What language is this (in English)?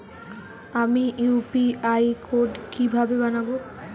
Bangla